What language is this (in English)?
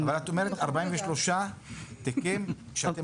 Hebrew